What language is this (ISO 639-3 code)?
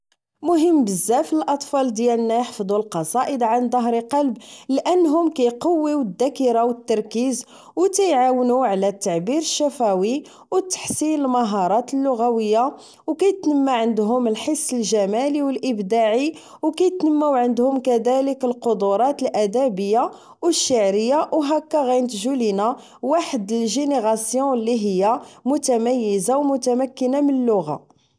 ary